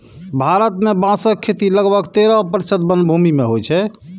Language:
Maithili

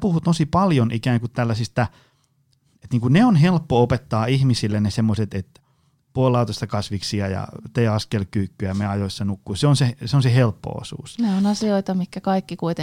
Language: Finnish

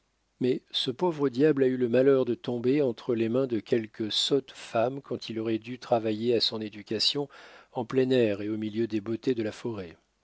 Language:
French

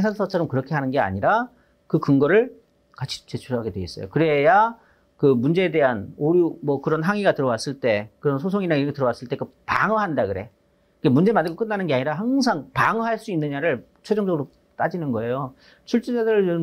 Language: Korean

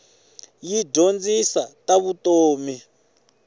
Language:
Tsonga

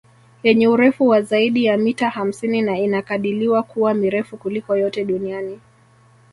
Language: Swahili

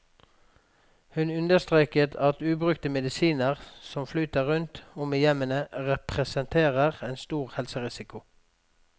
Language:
Norwegian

